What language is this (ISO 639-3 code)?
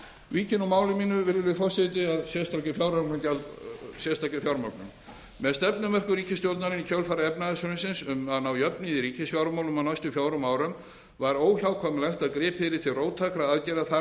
isl